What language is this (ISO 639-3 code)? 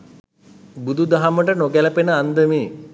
sin